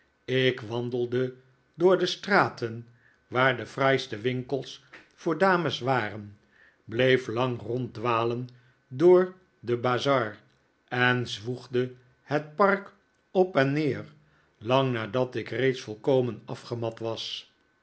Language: Dutch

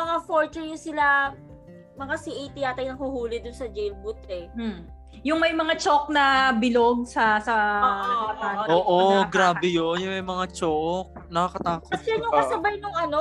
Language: Filipino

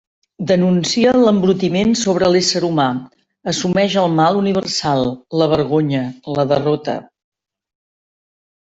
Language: Catalan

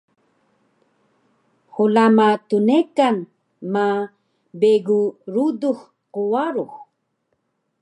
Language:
Taroko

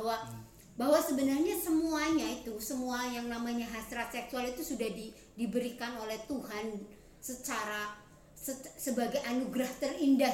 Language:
Indonesian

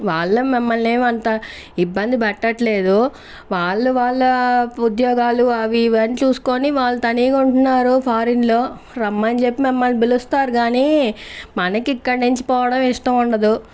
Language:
Telugu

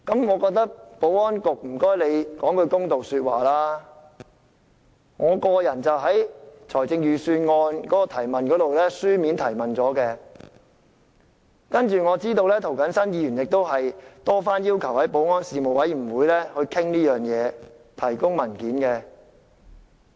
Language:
Cantonese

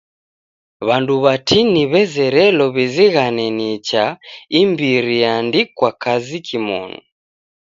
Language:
Taita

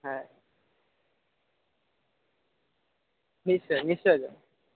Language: Assamese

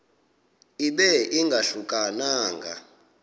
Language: Xhosa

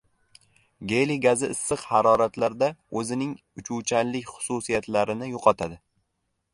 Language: Uzbek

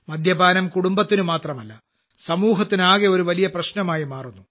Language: Malayalam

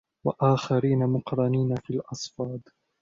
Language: Arabic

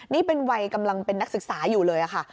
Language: Thai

